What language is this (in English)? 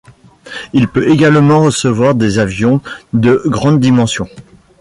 French